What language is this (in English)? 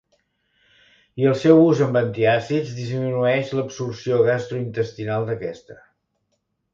Catalan